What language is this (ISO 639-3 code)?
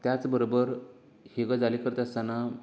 kok